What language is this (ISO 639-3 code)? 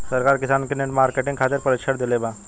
bho